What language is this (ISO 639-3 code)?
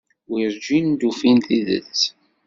kab